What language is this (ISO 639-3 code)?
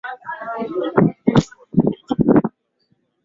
swa